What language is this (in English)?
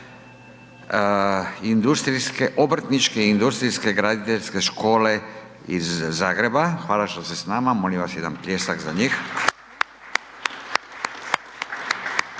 Croatian